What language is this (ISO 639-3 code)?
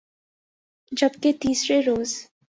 urd